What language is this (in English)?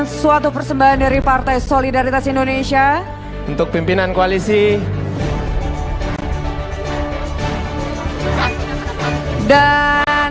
Indonesian